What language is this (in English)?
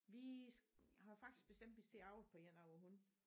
Danish